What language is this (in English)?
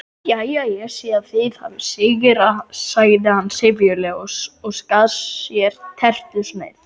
Icelandic